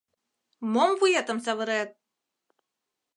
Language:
Mari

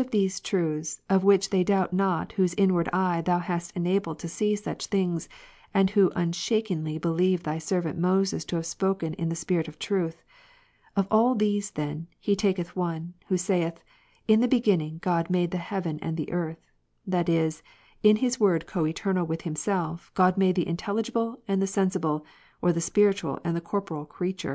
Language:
English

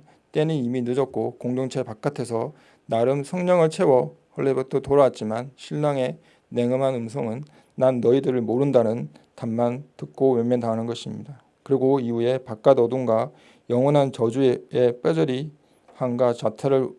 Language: Korean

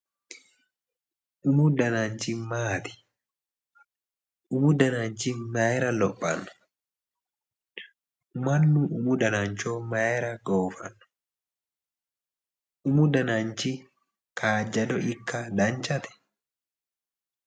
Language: Sidamo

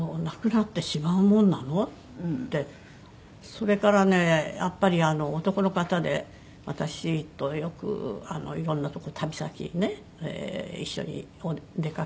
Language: Japanese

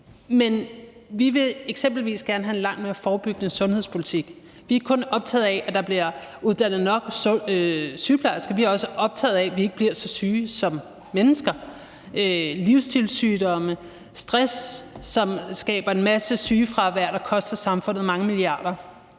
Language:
Danish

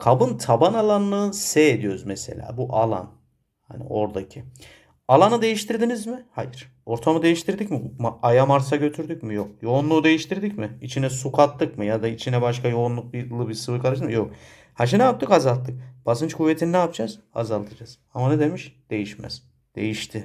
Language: Turkish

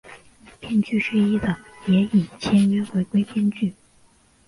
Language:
Chinese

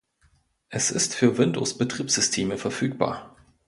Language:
German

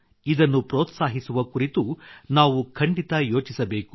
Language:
Kannada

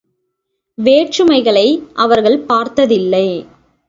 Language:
Tamil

